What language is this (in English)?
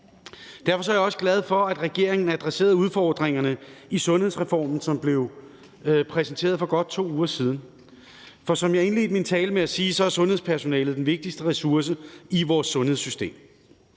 Danish